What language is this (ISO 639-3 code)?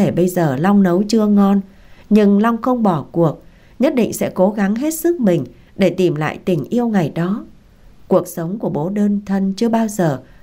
vie